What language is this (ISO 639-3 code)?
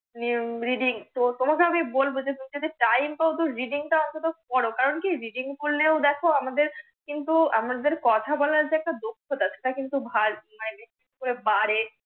ben